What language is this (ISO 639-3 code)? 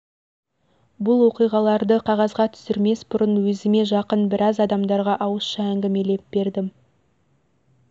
kaz